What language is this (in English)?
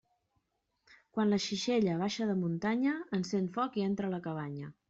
Catalan